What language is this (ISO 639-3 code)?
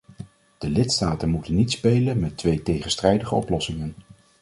nld